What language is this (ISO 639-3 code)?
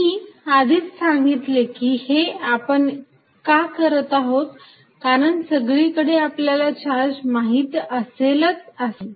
mar